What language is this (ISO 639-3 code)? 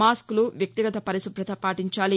tel